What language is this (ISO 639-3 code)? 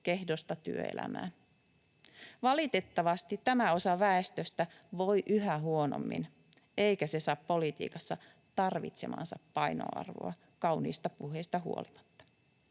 fin